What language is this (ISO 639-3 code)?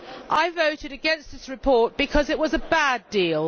eng